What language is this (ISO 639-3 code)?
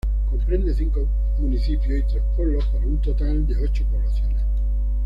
spa